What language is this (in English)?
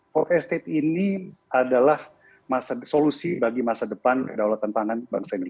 Indonesian